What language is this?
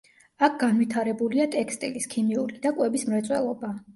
Georgian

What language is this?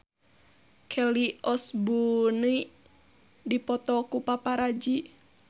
Sundanese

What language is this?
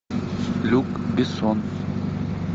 Russian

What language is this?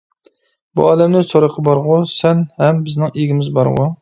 Uyghur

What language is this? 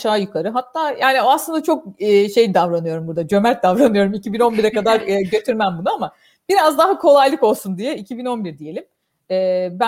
Turkish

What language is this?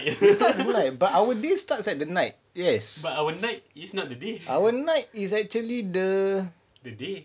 English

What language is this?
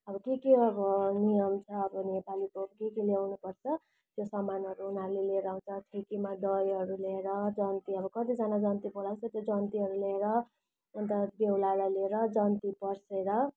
Nepali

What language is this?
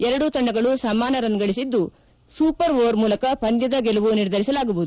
Kannada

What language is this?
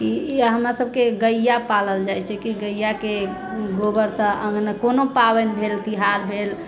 Maithili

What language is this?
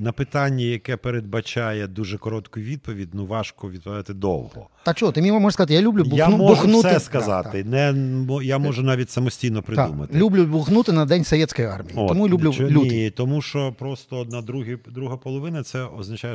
Ukrainian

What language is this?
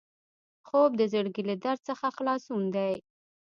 Pashto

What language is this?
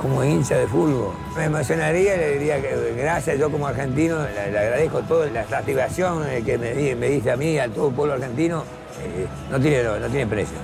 Spanish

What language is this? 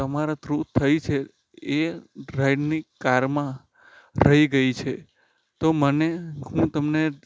Gujarati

